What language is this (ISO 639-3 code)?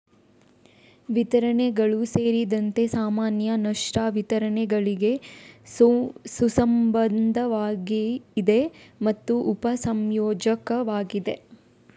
kan